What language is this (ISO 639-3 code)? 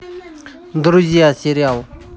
rus